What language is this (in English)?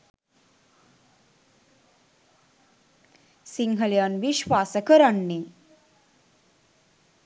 Sinhala